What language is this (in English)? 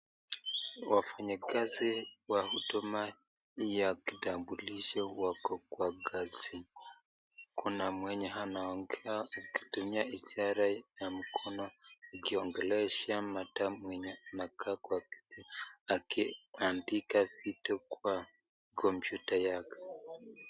Swahili